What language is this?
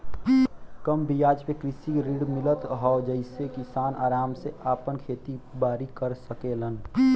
Bhojpuri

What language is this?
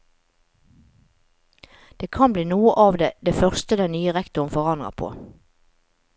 Norwegian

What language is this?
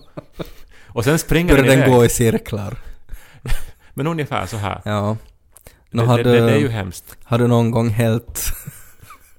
Swedish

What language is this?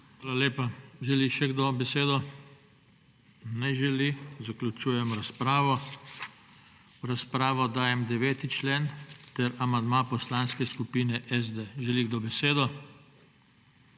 Slovenian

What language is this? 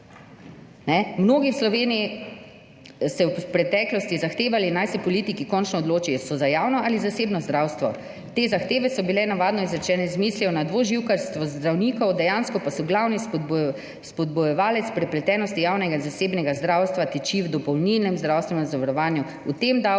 Slovenian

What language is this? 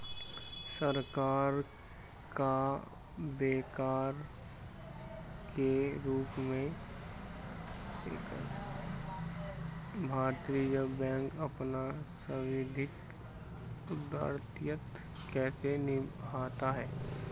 Hindi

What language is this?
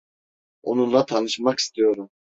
Turkish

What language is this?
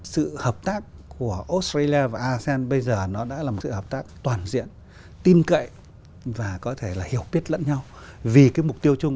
Vietnamese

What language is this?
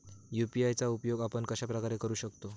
Marathi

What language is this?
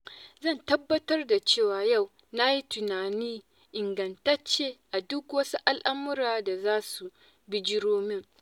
Hausa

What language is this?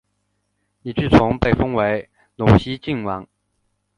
Chinese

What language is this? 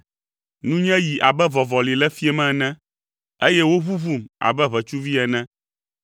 Ewe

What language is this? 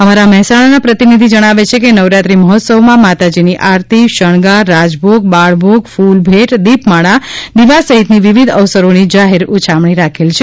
Gujarati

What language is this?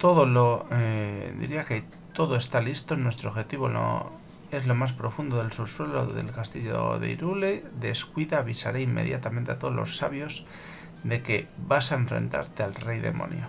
Spanish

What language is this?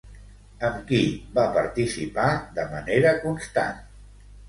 Catalan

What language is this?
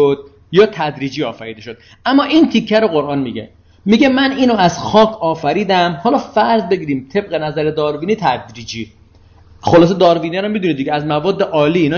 Persian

